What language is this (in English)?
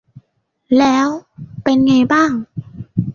Thai